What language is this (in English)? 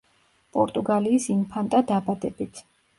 Georgian